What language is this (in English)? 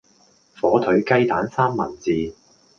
Cantonese